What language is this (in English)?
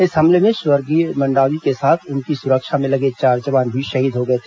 Hindi